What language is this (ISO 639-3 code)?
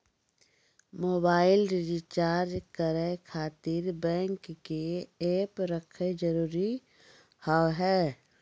mai